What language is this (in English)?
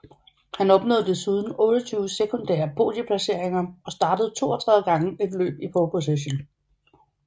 Danish